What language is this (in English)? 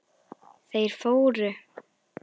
Icelandic